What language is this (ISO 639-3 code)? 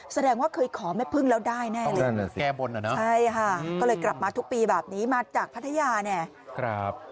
tha